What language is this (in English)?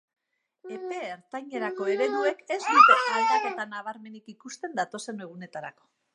Basque